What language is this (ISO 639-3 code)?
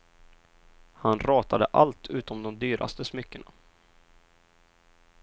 swe